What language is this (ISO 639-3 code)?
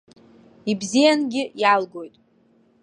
abk